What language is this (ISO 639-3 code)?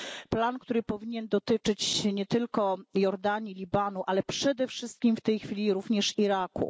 pol